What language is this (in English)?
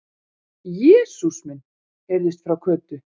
Icelandic